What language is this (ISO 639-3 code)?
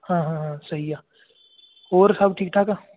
pan